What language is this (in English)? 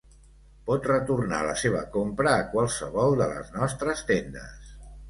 Catalan